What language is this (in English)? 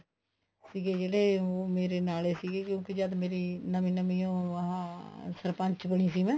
Punjabi